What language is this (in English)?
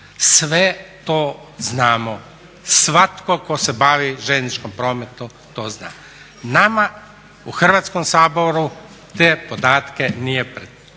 Croatian